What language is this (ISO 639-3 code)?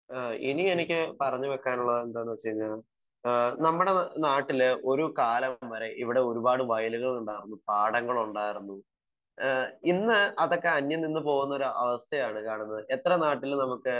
mal